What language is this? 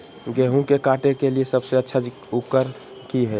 Magahi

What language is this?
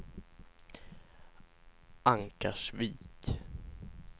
Swedish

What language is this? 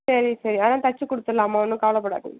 Tamil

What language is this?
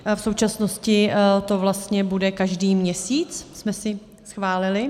Czech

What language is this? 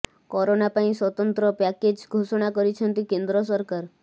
Odia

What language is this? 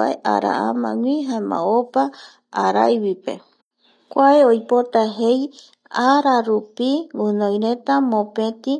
Eastern Bolivian Guaraní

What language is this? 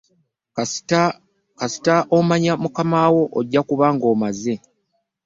Ganda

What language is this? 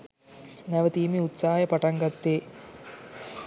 Sinhala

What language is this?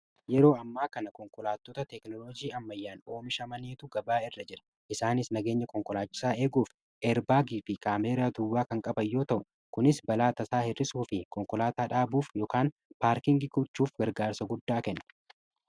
Oromo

